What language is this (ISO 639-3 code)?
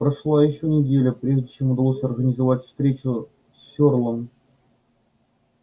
rus